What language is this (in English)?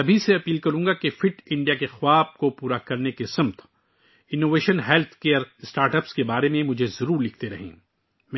Urdu